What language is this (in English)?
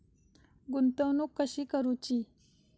Marathi